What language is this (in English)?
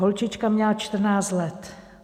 Czech